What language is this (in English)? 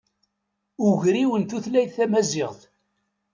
Kabyle